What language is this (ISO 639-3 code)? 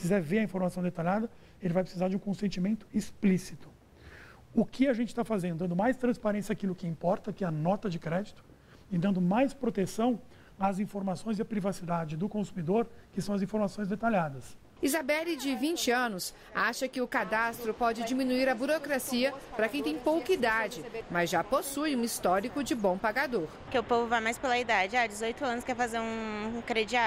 por